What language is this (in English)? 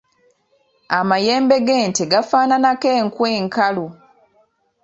Ganda